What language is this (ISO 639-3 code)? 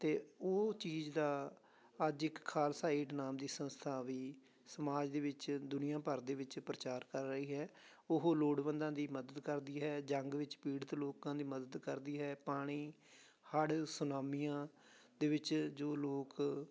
pan